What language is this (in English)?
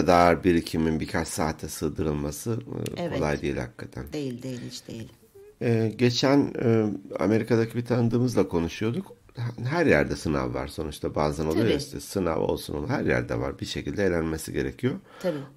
Turkish